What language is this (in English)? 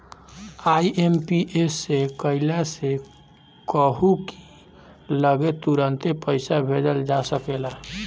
Bhojpuri